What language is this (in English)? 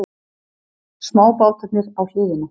Icelandic